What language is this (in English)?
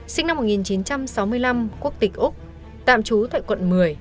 Vietnamese